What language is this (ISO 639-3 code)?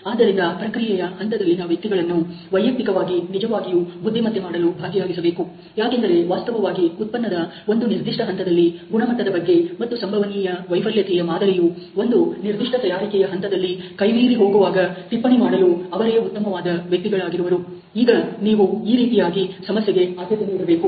kan